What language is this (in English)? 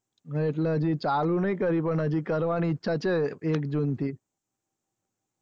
Gujarati